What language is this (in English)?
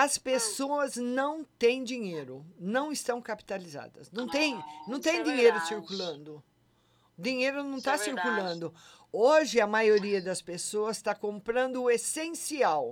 Portuguese